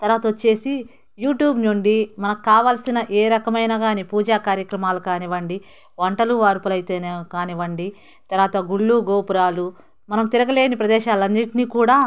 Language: Telugu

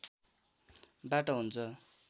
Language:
Nepali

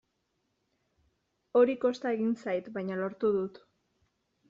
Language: Basque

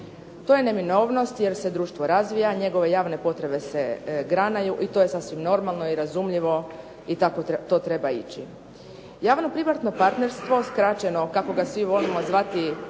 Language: Croatian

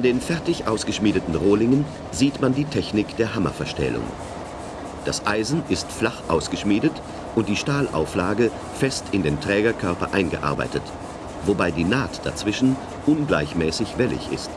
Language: German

